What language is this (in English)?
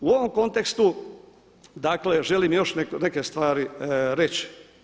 Croatian